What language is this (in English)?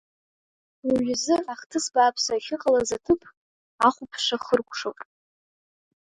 Abkhazian